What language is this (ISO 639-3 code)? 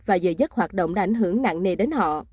vie